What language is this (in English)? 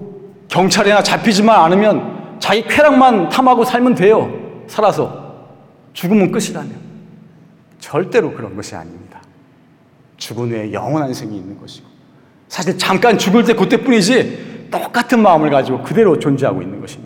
Korean